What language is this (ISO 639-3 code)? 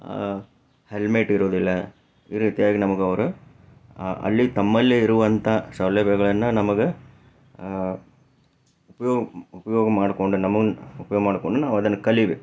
kan